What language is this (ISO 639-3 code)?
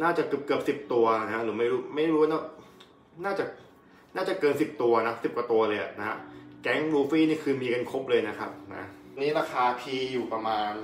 tha